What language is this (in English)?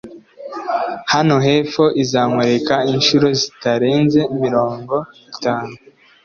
Kinyarwanda